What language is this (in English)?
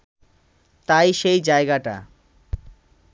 Bangla